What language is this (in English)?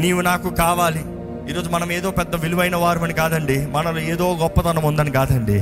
Telugu